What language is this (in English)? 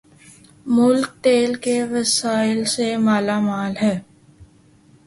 Urdu